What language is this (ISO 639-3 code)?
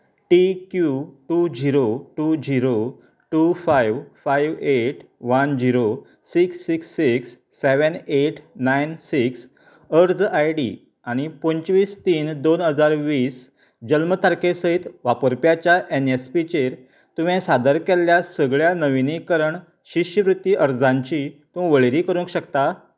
kok